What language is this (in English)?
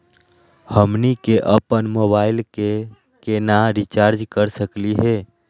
Magahi